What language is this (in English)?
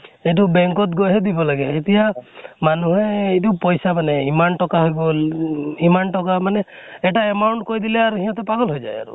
Assamese